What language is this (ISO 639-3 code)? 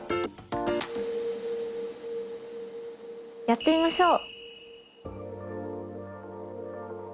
jpn